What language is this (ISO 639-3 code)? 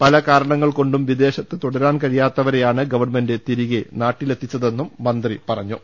mal